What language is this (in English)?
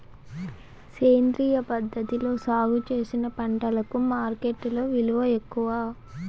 Telugu